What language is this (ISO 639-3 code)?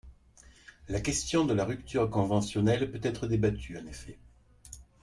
fra